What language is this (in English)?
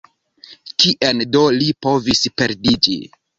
Esperanto